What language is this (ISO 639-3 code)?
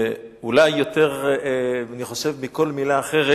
heb